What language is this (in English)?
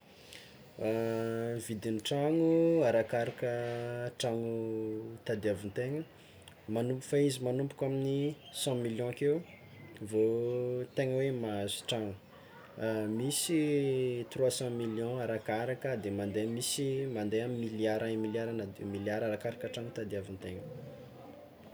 Tsimihety Malagasy